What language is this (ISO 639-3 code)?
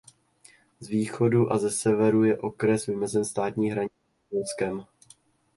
ces